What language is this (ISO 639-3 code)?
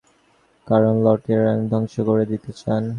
ben